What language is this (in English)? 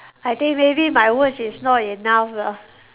English